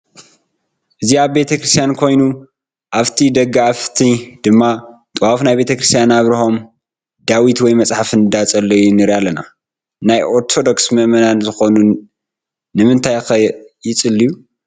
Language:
Tigrinya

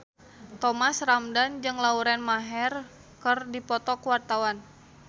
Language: Sundanese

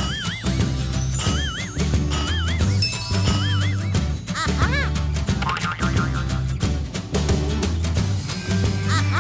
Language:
French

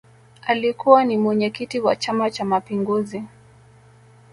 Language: Swahili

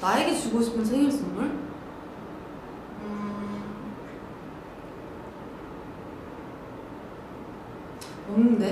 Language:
Korean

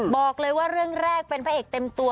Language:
Thai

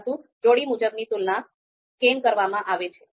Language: Gujarati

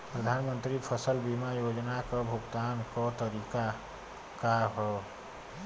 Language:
Bhojpuri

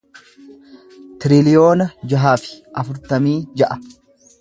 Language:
Oromo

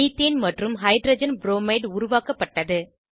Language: Tamil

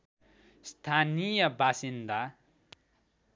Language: Nepali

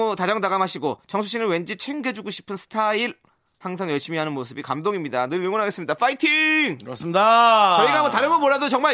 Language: Korean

